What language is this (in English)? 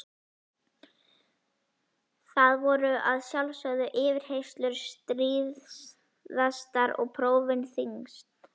Icelandic